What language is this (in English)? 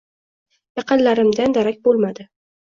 Uzbek